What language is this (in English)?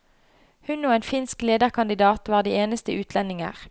Norwegian